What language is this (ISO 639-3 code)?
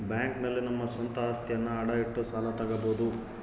kan